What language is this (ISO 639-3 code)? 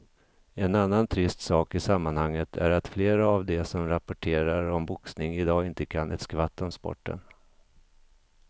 swe